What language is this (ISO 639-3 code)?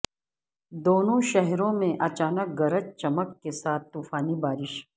urd